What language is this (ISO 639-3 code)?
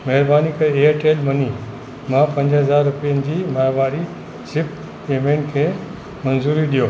snd